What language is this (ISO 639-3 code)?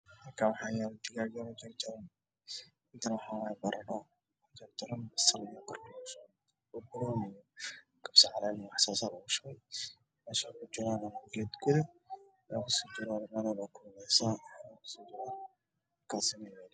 som